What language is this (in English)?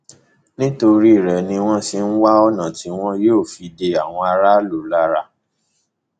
Yoruba